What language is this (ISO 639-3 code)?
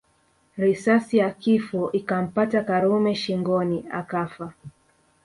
swa